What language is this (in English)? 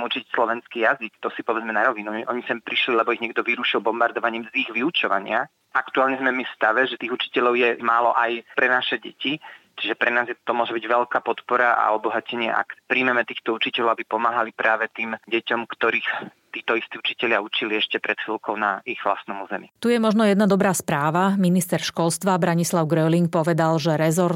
Slovak